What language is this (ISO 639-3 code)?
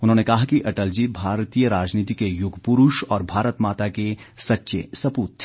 hin